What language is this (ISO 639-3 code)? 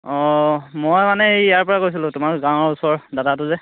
asm